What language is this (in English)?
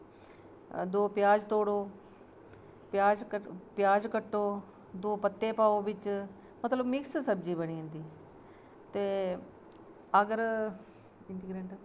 Dogri